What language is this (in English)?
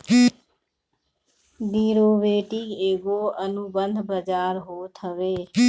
Bhojpuri